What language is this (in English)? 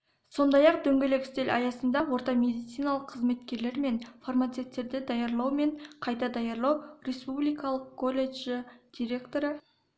Kazakh